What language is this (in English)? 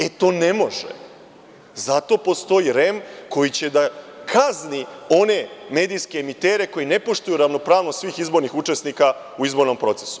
Serbian